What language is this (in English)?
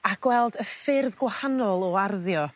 Welsh